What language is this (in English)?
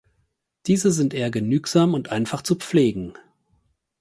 German